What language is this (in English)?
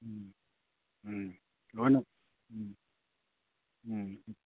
Manipuri